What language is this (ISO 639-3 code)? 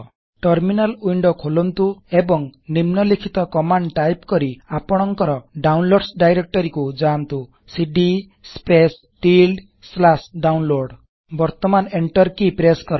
ori